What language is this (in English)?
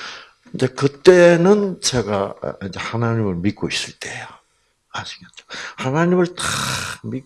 Korean